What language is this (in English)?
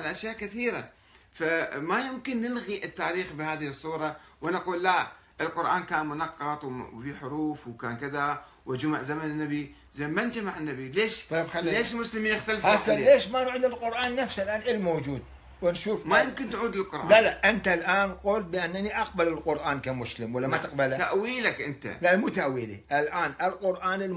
Arabic